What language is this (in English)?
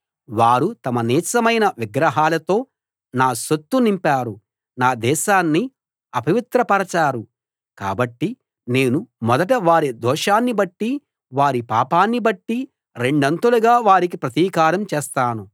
Telugu